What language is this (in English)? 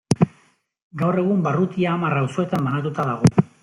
Basque